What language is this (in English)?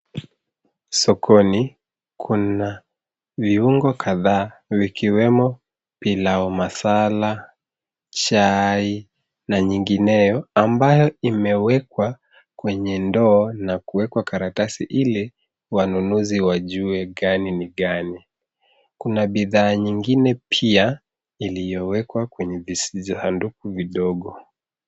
Swahili